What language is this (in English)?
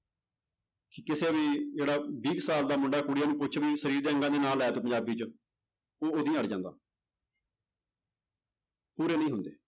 Punjabi